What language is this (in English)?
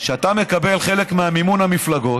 Hebrew